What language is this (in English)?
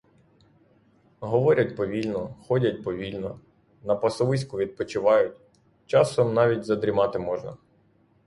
Ukrainian